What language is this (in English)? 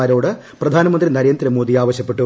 Malayalam